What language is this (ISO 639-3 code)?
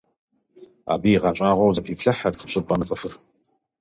kbd